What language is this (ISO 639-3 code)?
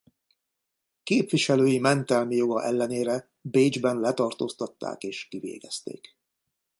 hun